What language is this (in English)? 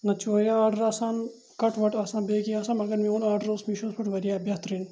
Kashmiri